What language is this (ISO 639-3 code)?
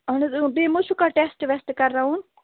kas